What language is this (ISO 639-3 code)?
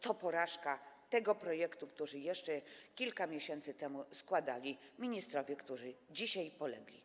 pol